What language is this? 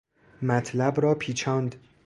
Persian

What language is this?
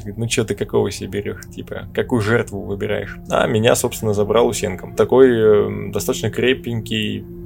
Russian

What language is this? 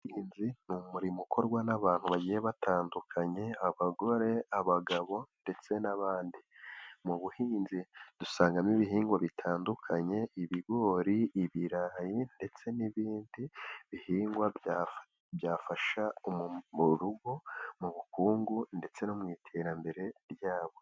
Kinyarwanda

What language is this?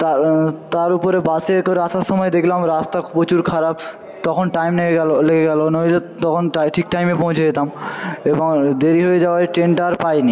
Bangla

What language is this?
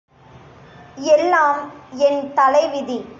Tamil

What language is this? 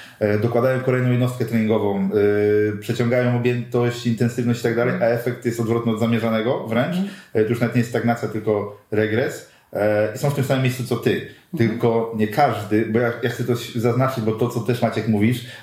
Polish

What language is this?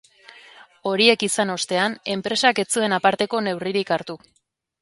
Basque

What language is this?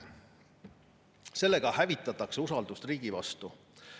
Estonian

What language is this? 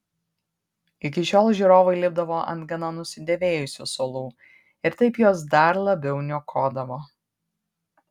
Lithuanian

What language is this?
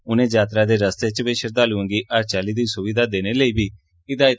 Dogri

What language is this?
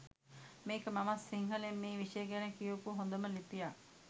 Sinhala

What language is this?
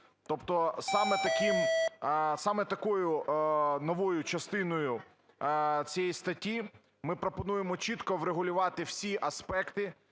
Ukrainian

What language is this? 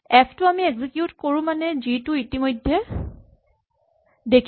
Assamese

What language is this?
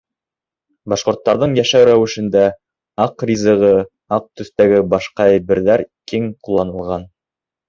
Bashkir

